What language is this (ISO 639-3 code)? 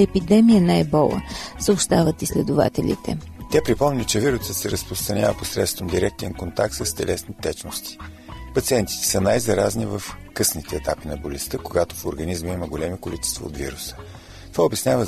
bul